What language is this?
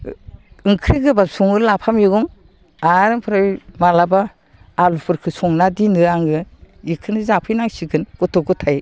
Bodo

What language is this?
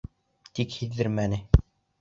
Bashkir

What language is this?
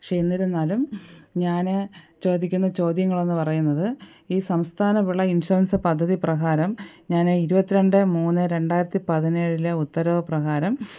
Malayalam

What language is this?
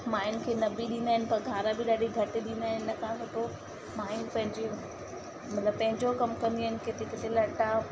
Sindhi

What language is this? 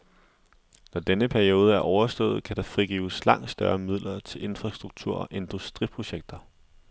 Danish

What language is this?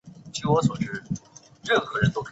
Chinese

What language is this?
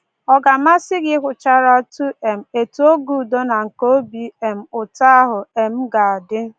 Igbo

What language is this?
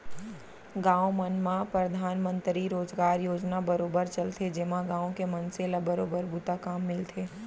Chhattisgarhi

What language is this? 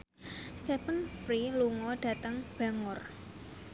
Javanese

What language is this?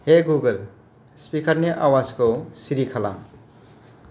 Bodo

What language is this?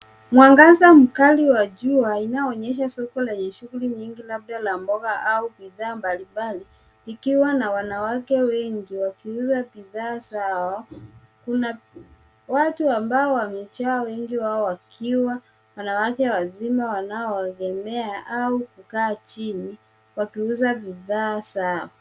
Swahili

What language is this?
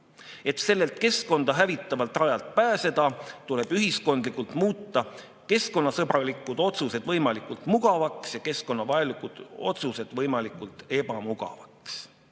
Estonian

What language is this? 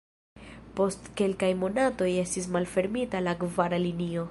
Esperanto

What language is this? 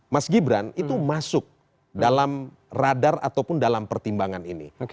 Indonesian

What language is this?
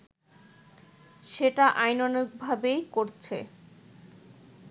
Bangla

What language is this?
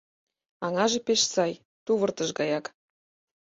Mari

